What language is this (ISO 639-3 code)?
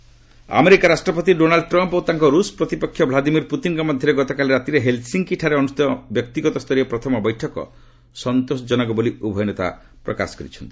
ori